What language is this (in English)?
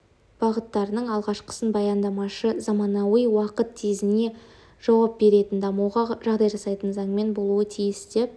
Kazakh